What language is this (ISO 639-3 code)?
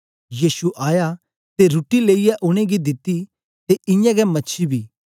doi